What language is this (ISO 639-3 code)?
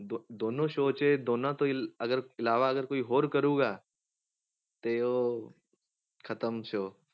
pan